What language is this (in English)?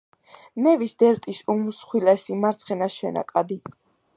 Georgian